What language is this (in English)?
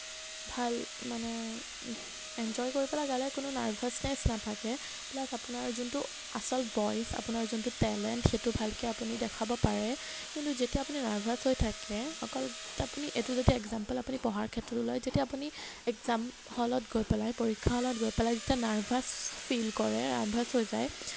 Assamese